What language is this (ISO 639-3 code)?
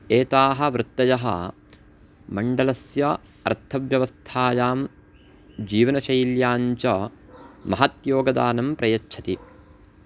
san